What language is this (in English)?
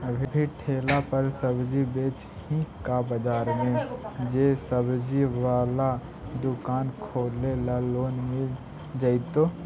Magahi